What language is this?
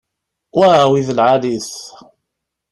Kabyle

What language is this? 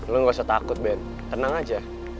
Indonesian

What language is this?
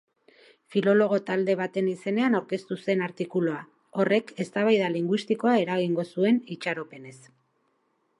Basque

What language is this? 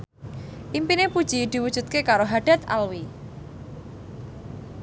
Javanese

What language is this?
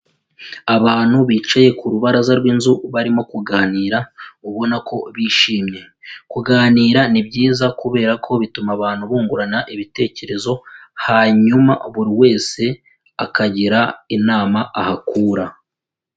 Kinyarwanda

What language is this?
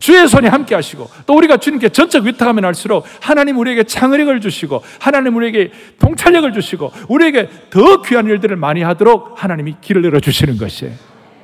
Korean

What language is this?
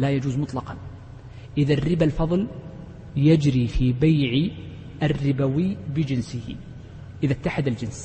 Arabic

